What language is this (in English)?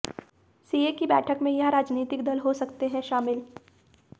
Hindi